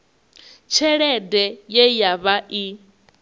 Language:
Venda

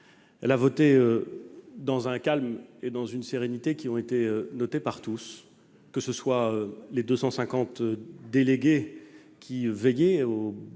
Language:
French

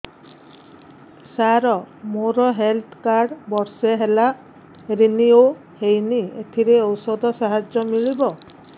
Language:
Odia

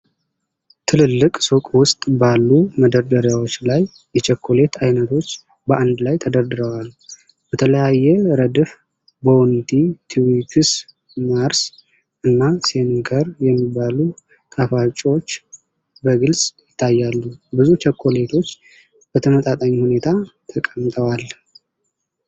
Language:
Amharic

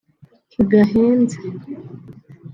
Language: Kinyarwanda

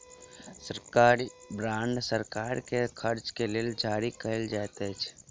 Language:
Maithili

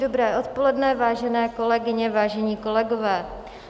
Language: Czech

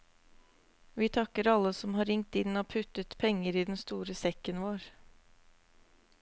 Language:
Norwegian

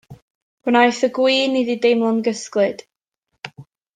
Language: Welsh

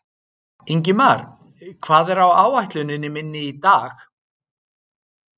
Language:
Icelandic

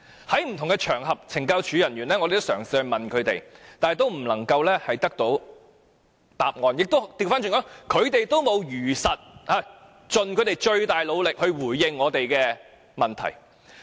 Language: Cantonese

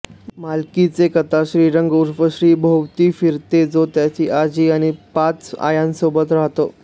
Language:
Marathi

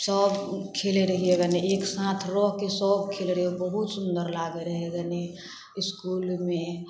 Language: Maithili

